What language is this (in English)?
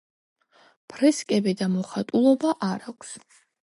Georgian